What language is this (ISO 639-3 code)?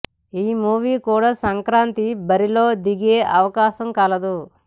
tel